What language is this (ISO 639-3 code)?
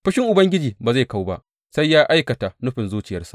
hau